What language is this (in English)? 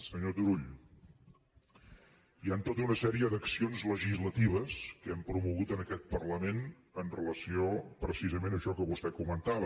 Catalan